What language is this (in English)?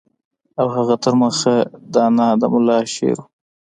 Pashto